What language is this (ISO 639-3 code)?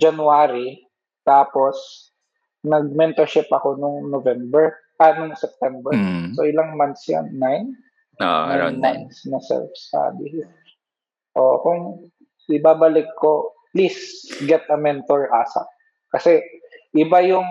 fil